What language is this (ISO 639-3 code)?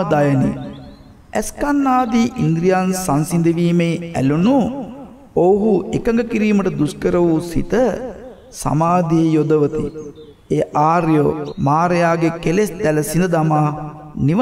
hin